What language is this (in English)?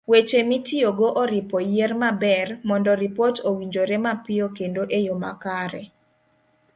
Luo (Kenya and Tanzania)